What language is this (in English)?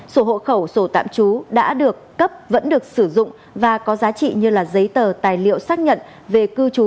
Vietnamese